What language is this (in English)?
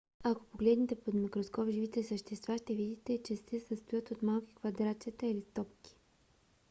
Bulgarian